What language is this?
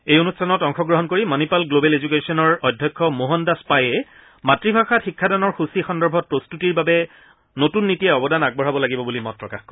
Assamese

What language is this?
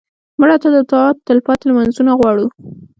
Pashto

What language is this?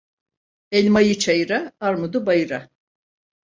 Turkish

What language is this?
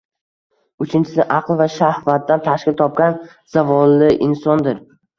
Uzbek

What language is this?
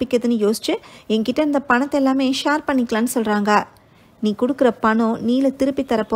Tamil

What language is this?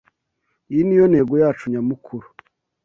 Kinyarwanda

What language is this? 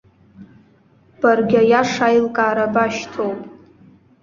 Abkhazian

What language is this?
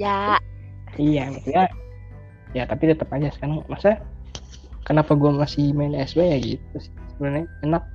Indonesian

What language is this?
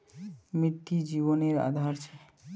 Magahi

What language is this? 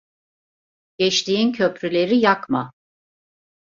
Turkish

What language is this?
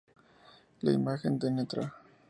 Spanish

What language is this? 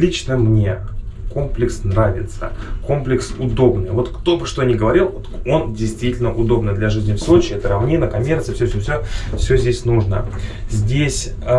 Russian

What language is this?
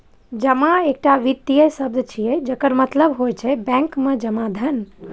Maithili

